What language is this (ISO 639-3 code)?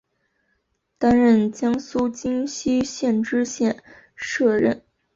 zho